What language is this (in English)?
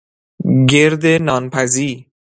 Persian